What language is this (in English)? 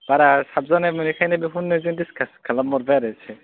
Bodo